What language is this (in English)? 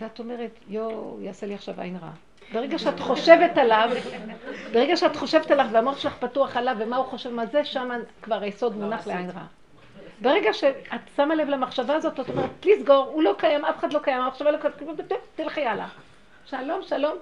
Hebrew